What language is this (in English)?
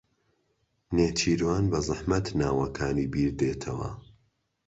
Central Kurdish